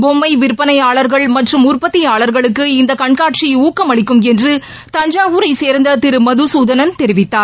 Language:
Tamil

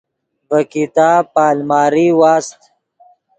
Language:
Yidgha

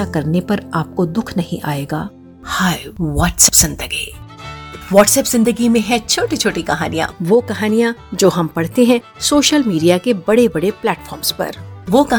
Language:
Hindi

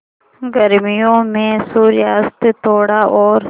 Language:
Hindi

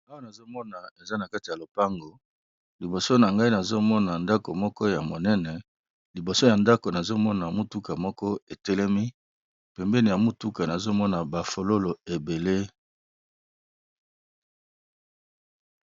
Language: Lingala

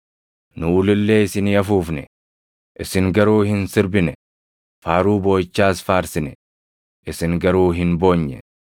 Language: Oromo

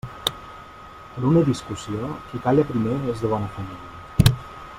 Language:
Catalan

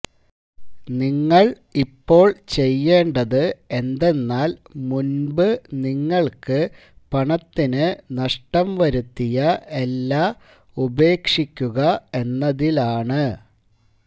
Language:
Malayalam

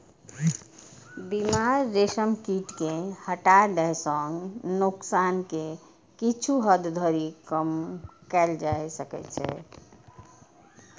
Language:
Maithili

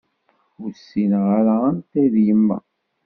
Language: Kabyle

